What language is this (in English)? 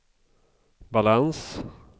Swedish